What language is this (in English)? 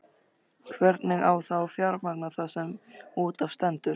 Icelandic